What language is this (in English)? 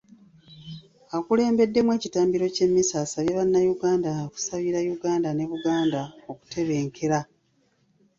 Ganda